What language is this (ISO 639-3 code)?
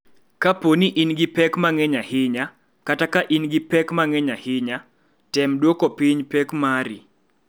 luo